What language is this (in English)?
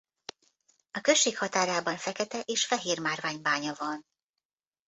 Hungarian